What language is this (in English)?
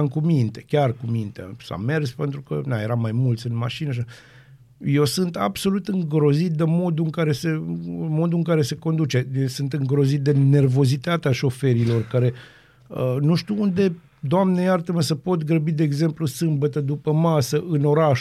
Romanian